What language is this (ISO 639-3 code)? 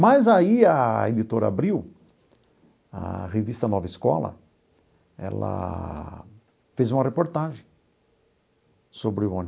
por